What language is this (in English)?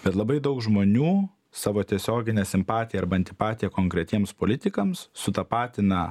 Lithuanian